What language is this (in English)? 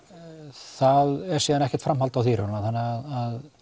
Icelandic